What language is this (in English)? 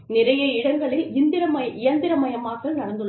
Tamil